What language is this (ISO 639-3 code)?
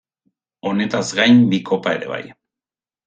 eus